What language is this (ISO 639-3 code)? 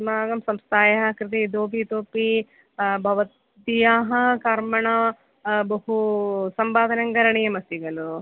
san